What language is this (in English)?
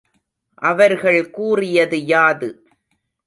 Tamil